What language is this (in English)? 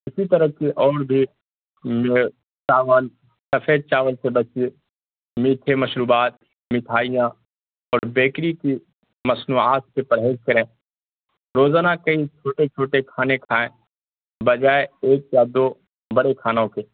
Urdu